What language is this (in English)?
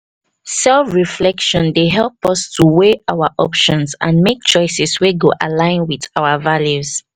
Nigerian Pidgin